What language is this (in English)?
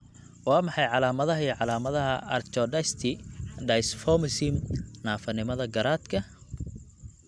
Somali